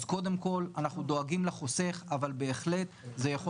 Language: Hebrew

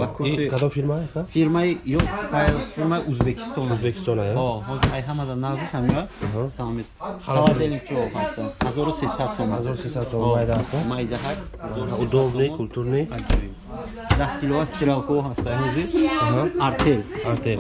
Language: Turkish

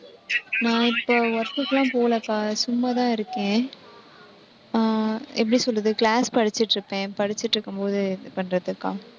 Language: Tamil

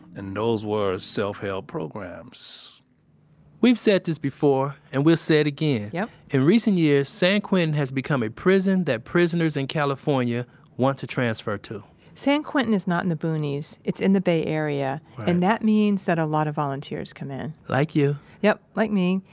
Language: English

